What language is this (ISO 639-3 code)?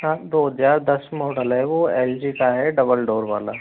hin